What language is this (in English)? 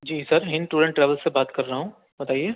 Urdu